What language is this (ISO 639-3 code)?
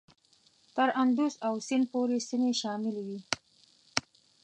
pus